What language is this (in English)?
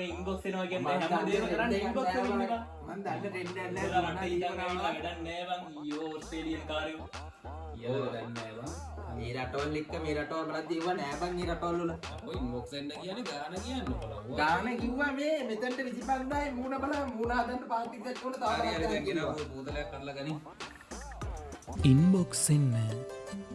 Sinhala